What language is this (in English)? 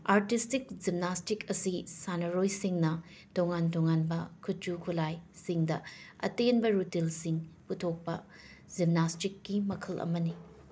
Manipuri